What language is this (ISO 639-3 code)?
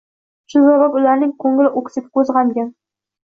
uzb